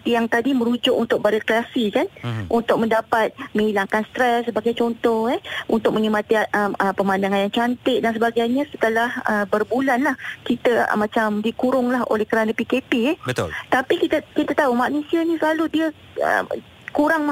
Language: Malay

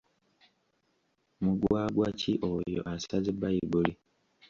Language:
Ganda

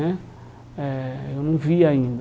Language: Portuguese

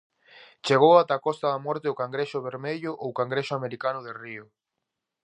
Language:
Galician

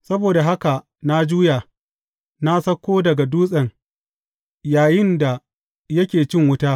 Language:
Hausa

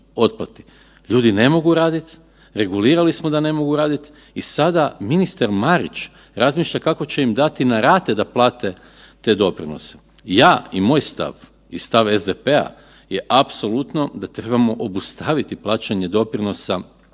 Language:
Croatian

